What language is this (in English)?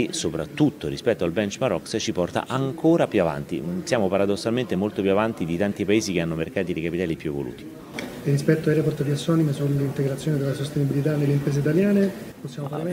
Italian